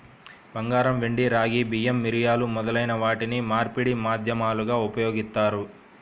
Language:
Telugu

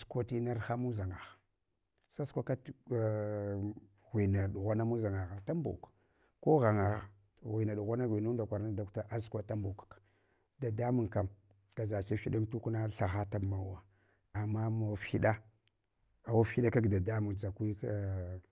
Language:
Hwana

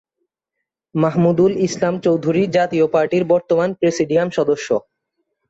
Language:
Bangla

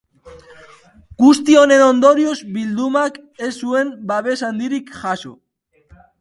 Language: Basque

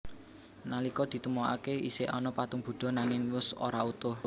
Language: Javanese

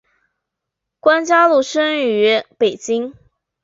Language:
Chinese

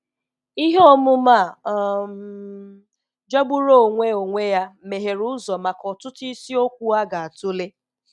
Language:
Igbo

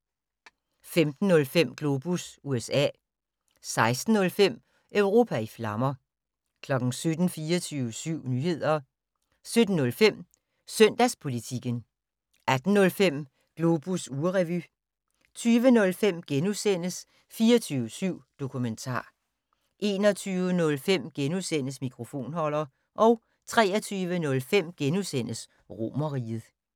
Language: Danish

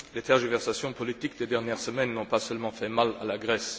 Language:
French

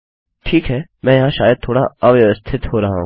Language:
Hindi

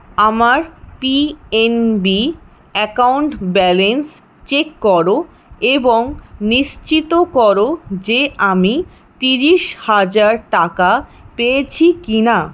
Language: Bangla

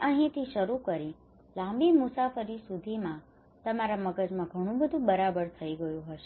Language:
Gujarati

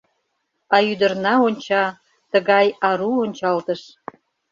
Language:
Mari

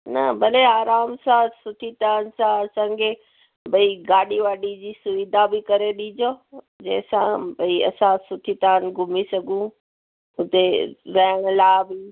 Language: Sindhi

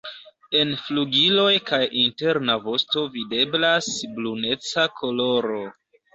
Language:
Esperanto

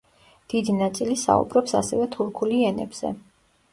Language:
Georgian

